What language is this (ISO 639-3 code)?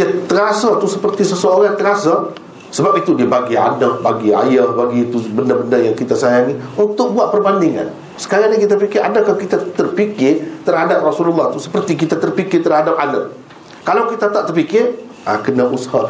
msa